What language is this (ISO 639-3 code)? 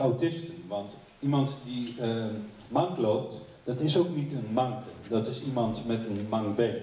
nld